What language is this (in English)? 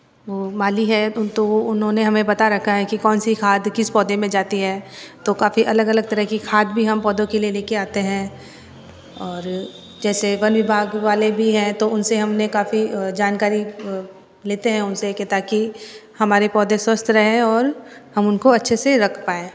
Hindi